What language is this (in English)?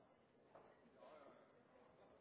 Norwegian Bokmål